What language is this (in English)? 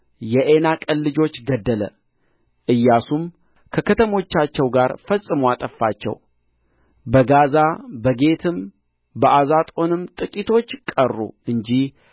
Amharic